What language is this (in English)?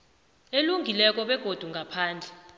South Ndebele